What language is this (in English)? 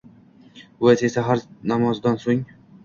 Uzbek